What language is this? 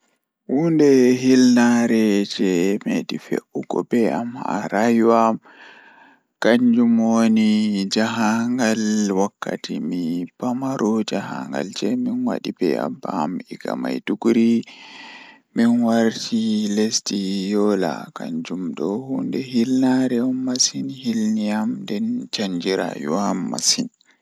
Fula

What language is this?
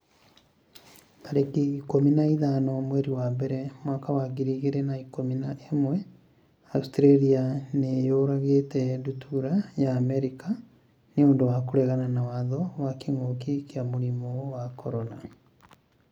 Kikuyu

